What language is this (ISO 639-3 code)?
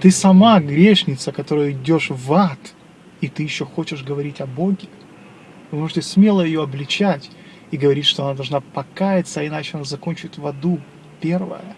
rus